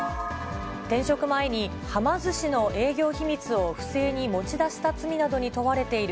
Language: Japanese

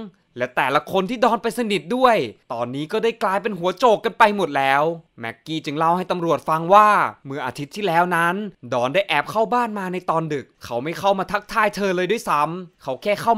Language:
Thai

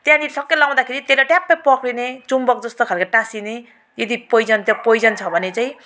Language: Nepali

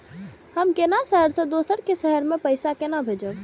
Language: Maithili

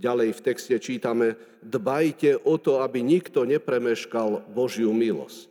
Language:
Slovak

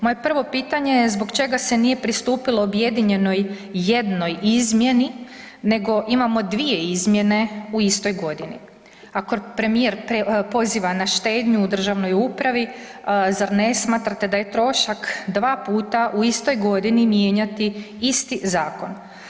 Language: Croatian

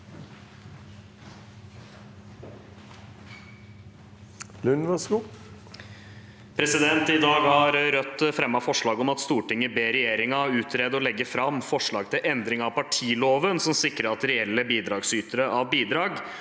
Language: Norwegian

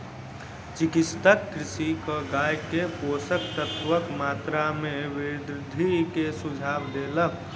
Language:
Maithili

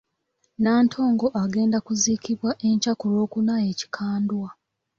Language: Ganda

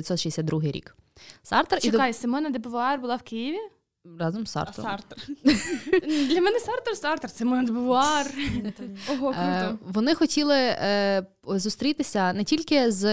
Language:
Ukrainian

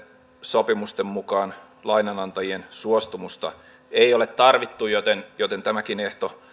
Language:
Finnish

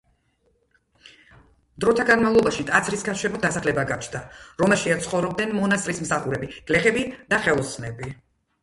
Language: Georgian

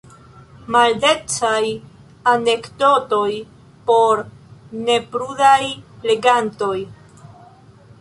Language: Esperanto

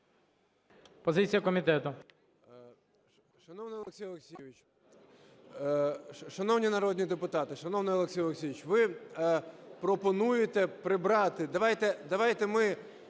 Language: Ukrainian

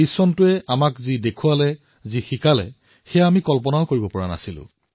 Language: Assamese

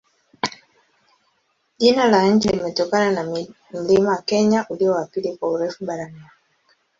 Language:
Swahili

